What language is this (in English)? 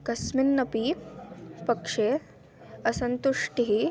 Sanskrit